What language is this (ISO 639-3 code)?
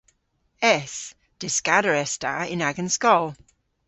cor